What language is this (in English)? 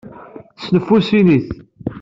Kabyle